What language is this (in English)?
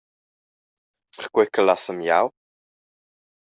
Romansh